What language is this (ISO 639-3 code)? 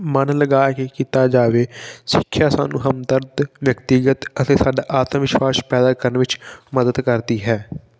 pan